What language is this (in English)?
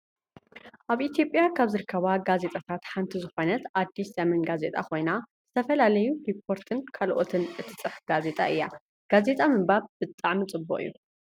Tigrinya